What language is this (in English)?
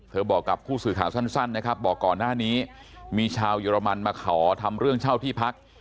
Thai